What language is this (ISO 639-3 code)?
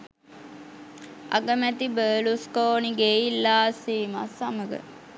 sin